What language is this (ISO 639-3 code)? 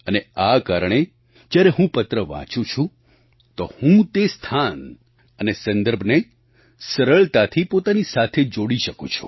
guj